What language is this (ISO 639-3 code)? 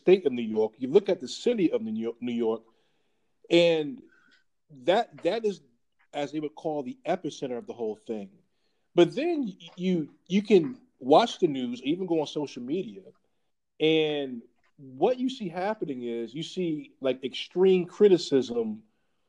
eng